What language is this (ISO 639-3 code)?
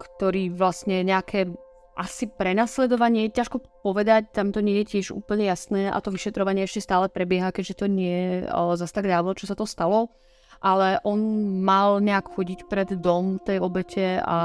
ces